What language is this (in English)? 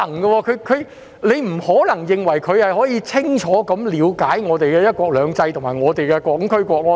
Cantonese